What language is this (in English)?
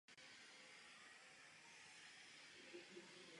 Czech